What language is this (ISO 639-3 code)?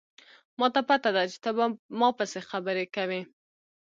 pus